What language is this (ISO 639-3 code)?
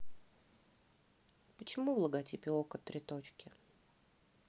rus